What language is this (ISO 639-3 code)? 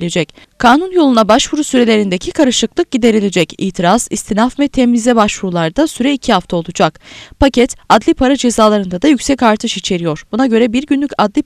tur